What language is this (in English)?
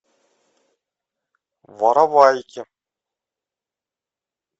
Russian